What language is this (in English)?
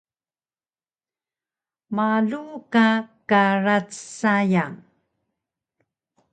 Taroko